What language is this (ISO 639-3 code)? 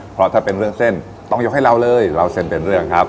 tha